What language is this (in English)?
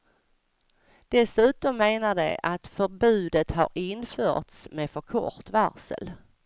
Swedish